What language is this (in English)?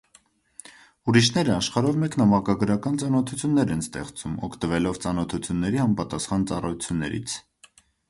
Armenian